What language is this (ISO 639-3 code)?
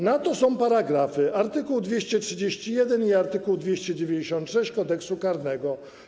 pol